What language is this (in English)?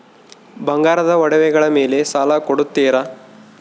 Kannada